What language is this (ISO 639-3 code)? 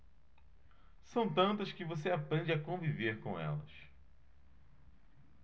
por